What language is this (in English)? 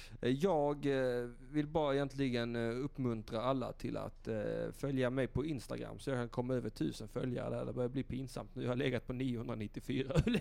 Swedish